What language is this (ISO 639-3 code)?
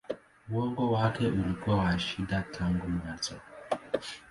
swa